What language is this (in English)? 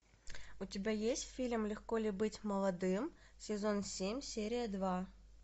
Russian